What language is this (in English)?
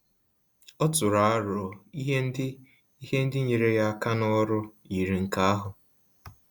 Igbo